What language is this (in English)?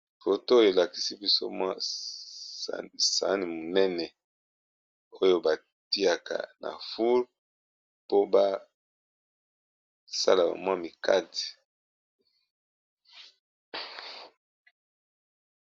Lingala